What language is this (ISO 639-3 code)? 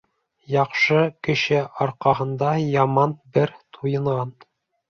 bak